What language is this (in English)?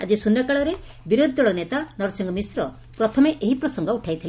Odia